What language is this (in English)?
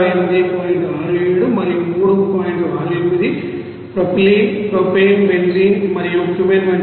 Telugu